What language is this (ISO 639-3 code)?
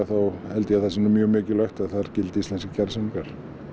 isl